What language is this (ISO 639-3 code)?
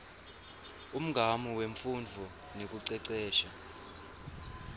ssw